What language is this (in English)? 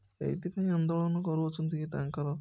Odia